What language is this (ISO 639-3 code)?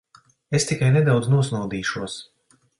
lav